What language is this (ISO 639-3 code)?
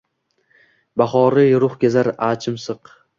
uzb